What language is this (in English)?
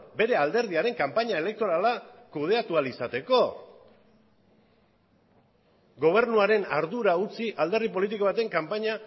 Basque